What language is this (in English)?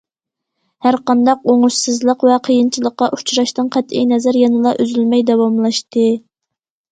Uyghur